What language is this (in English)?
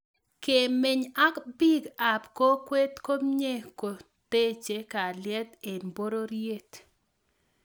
Kalenjin